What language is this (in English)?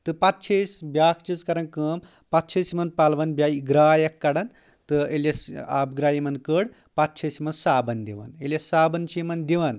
Kashmiri